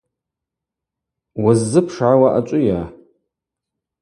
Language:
Abaza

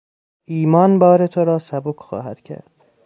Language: Persian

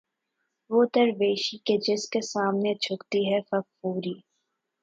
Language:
Urdu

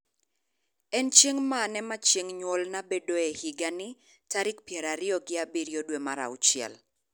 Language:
Luo (Kenya and Tanzania)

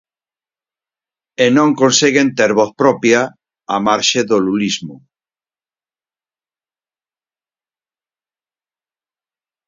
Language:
Galician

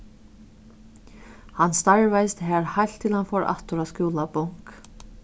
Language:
Faroese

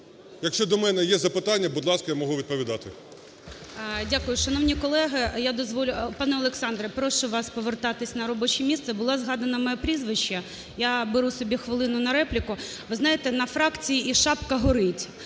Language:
Ukrainian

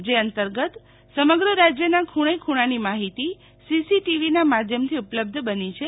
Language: Gujarati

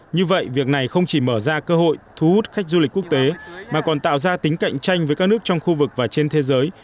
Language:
Vietnamese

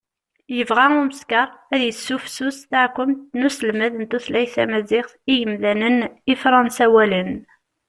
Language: Kabyle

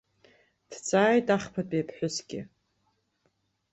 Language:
Abkhazian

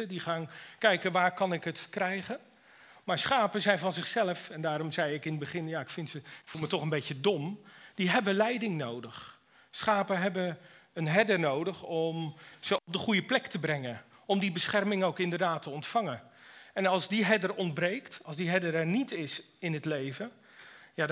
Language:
Dutch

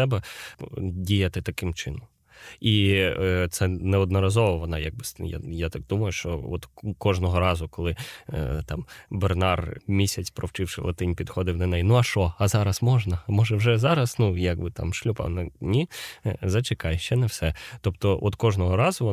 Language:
Ukrainian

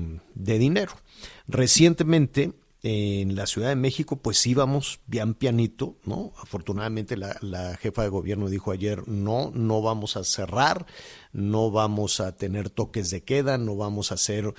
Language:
Spanish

